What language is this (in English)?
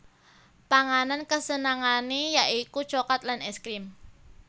Javanese